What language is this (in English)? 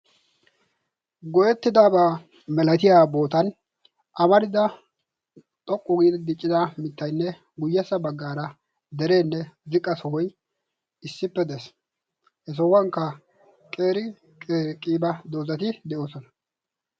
Wolaytta